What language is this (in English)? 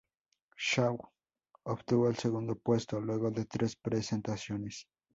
Spanish